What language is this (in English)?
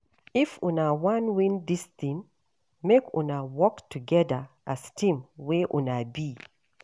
Nigerian Pidgin